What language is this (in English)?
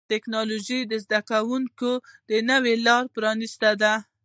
Pashto